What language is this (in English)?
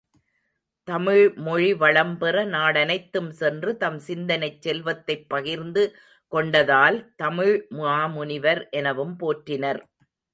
Tamil